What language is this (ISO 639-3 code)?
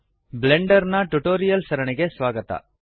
kan